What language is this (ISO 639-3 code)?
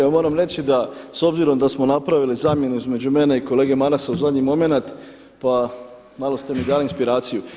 hrv